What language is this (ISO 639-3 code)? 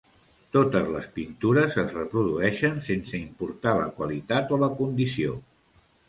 cat